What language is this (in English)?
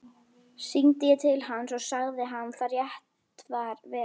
Icelandic